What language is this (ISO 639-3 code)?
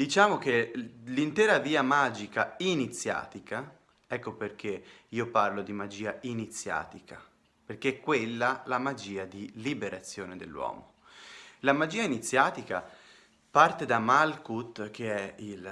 ita